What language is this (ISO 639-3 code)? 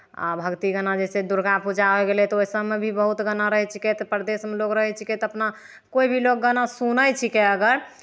mai